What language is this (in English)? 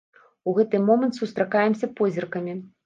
Belarusian